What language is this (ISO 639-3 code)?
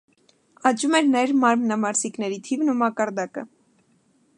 hye